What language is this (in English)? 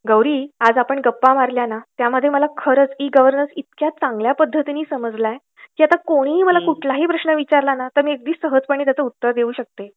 Marathi